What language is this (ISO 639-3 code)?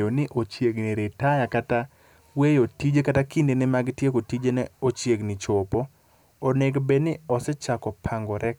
luo